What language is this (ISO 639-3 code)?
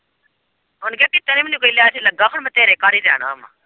pan